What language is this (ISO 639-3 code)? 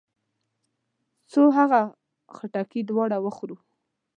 pus